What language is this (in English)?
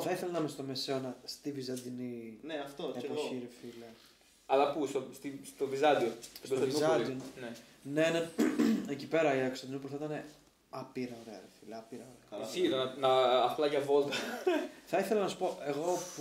Greek